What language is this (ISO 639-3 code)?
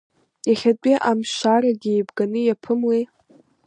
abk